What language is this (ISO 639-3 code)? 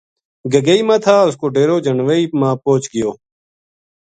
gju